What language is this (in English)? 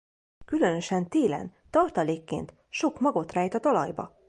Hungarian